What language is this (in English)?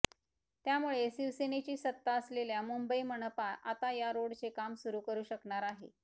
Marathi